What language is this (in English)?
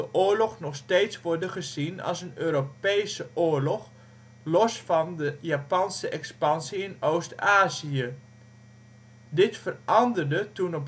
Dutch